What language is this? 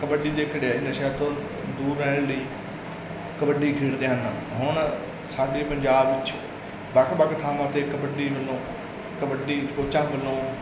Punjabi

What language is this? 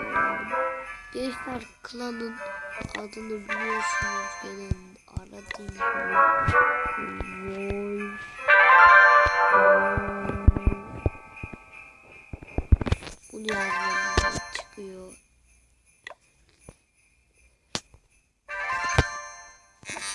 Turkish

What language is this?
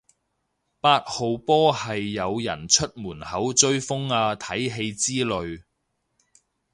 Cantonese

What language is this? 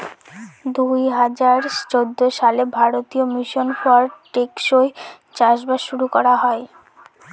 Bangla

